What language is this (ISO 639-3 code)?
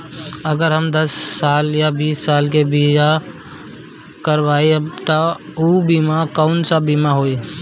bho